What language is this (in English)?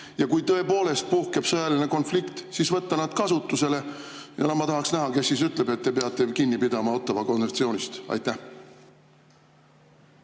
Estonian